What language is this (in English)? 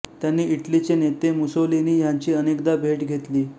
Marathi